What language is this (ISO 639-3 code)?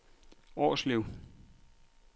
dan